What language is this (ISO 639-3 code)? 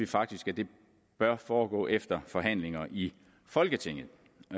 dan